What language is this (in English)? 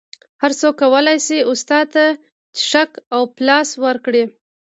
Pashto